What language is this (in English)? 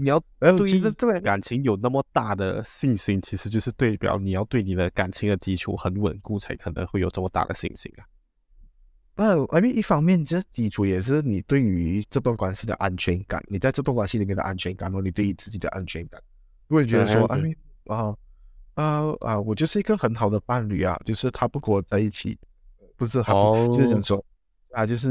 Chinese